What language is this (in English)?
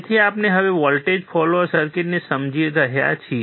Gujarati